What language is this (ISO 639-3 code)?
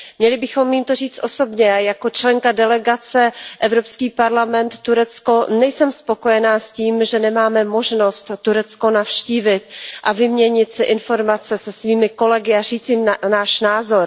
ces